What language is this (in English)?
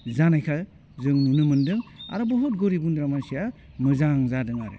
Bodo